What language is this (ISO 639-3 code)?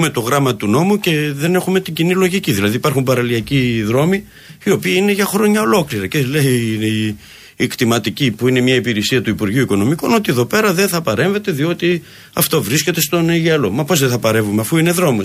ell